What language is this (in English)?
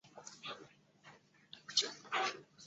Chinese